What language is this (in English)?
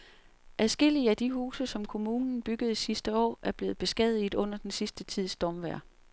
Danish